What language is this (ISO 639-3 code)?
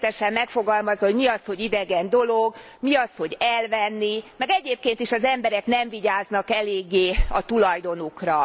hun